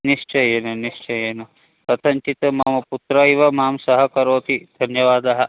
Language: Sanskrit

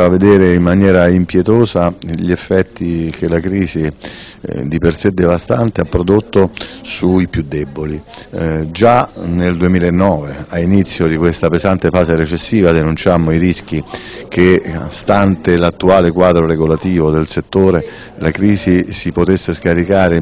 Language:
Italian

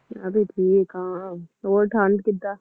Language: Punjabi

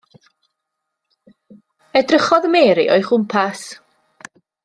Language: Welsh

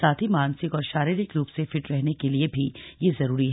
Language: Hindi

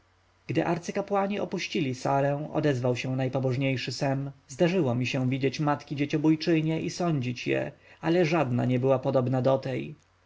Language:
Polish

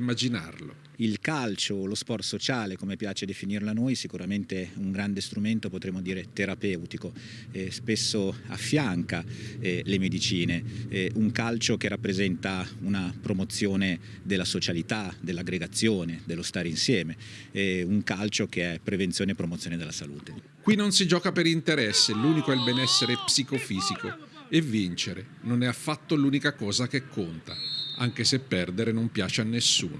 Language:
Italian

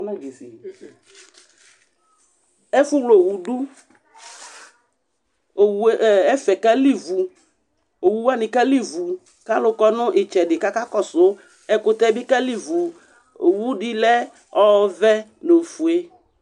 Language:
Ikposo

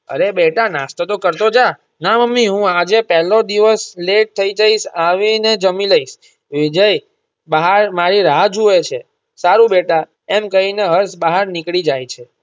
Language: Gujarati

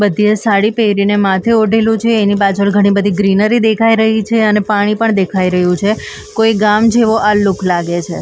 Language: Gujarati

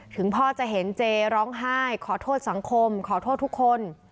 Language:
Thai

